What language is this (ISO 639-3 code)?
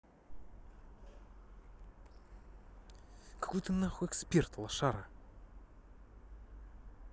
rus